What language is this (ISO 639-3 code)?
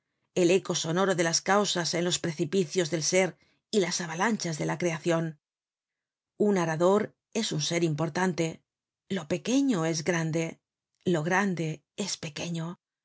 spa